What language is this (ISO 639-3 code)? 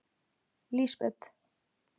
isl